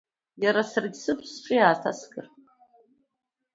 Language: Abkhazian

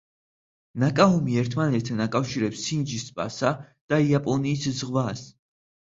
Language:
Georgian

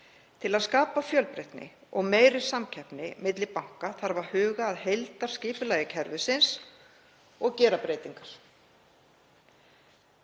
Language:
Icelandic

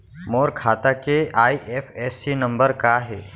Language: Chhattisgarhi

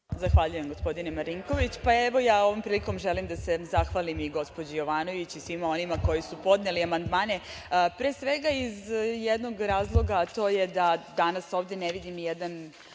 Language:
Serbian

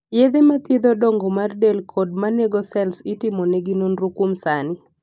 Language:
Luo (Kenya and Tanzania)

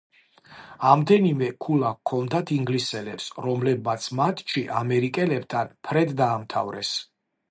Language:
Georgian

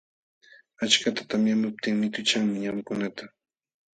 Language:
Jauja Wanca Quechua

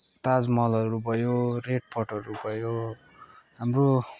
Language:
Nepali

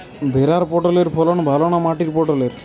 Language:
Bangla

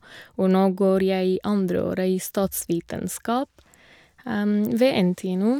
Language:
Norwegian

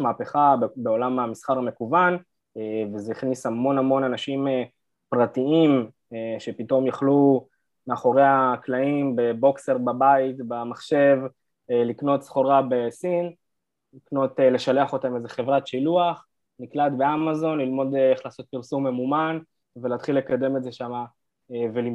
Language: Hebrew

